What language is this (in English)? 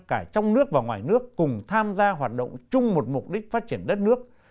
Vietnamese